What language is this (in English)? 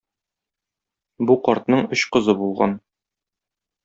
Tatar